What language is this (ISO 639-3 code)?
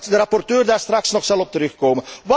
nld